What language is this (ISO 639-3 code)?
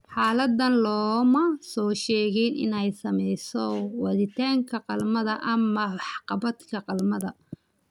som